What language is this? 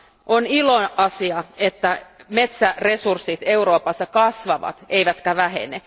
Finnish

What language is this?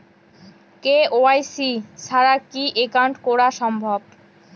Bangla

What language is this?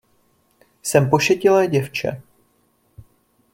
Czech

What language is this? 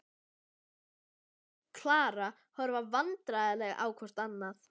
Icelandic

